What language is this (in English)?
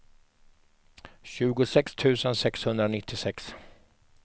Swedish